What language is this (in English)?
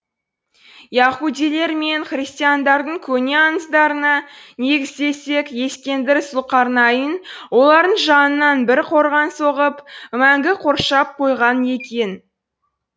Kazakh